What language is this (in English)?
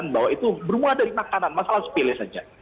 Indonesian